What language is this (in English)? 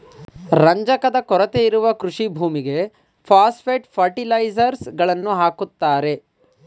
Kannada